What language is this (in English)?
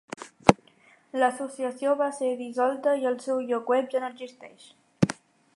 Catalan